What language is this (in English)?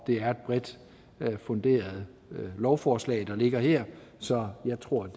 Danish